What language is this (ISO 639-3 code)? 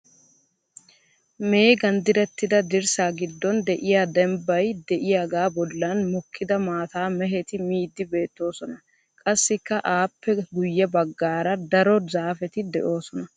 wal